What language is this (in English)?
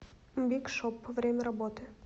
Russian